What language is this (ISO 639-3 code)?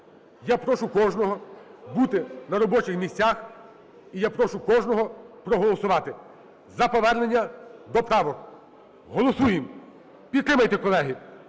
ukr